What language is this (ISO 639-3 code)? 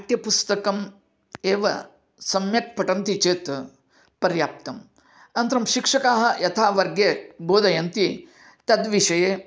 san